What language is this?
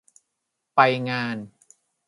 Thai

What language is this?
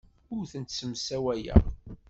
Kabyle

